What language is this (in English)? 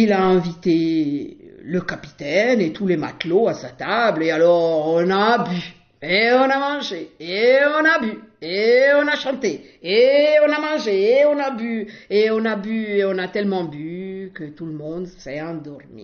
French